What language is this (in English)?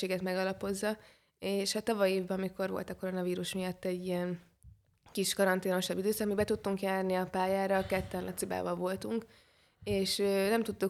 Hungarian